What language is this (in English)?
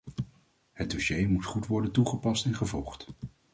Dutch